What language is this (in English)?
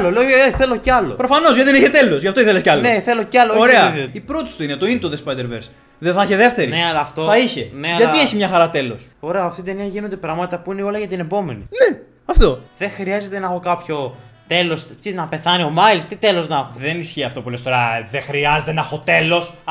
Greek